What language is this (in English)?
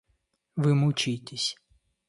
Russian